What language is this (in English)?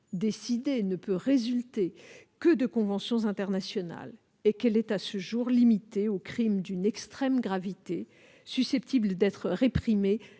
French